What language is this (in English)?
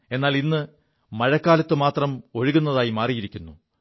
Malayalam